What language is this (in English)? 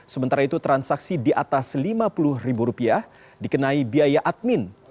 Indonesian